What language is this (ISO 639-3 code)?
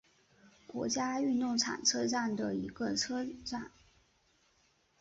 zho